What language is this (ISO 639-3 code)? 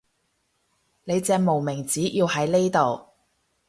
yue